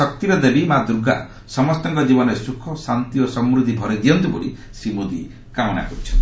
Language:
Odia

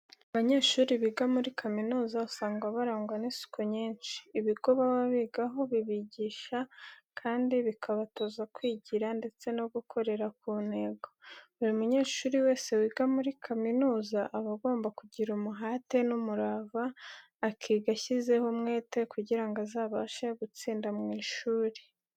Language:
Kinyarwanda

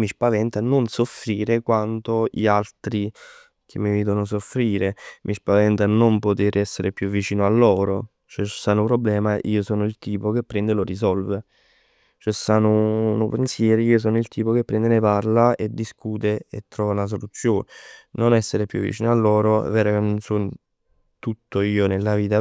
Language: Neapolitan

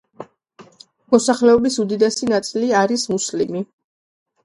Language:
Georgian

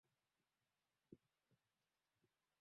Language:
Swahili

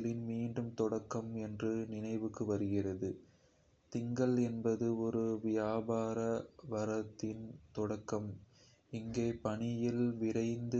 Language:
Kota (India)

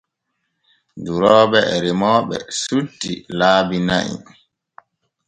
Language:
Borgu Fulfulde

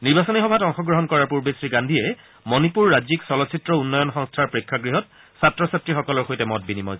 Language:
Assamese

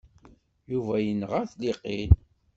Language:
Kabyle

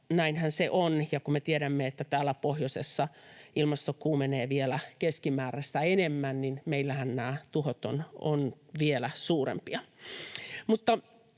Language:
Finnish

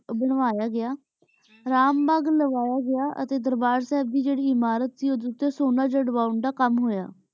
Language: Punjabi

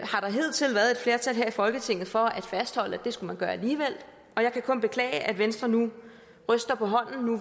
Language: Danish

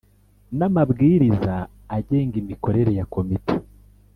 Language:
Kinyarwanda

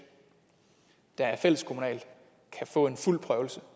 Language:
Danish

